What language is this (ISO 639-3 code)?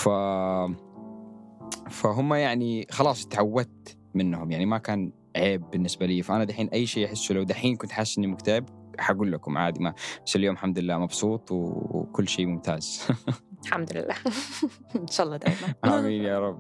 ara